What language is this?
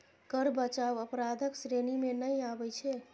Maithili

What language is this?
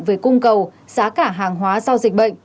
Vietnamese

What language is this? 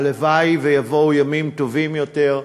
Hebrew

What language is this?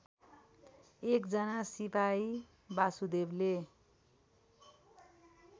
Nepali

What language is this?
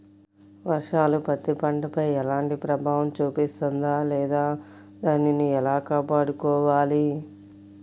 Telugu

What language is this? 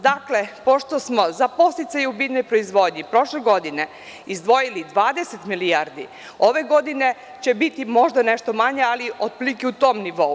Serbian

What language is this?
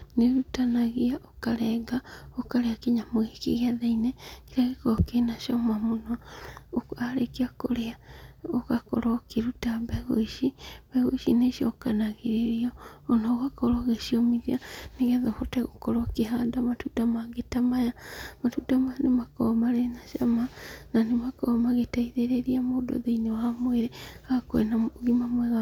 Kikuyu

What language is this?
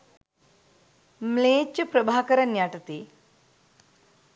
Sinhala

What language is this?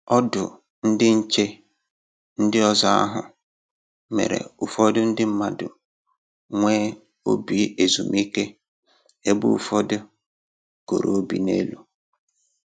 Igbo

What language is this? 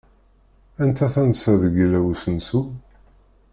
Kabyle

